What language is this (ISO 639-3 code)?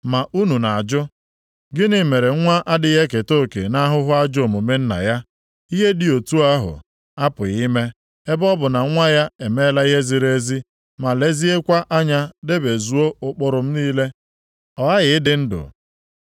ibo